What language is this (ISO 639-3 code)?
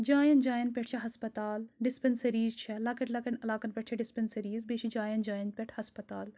kas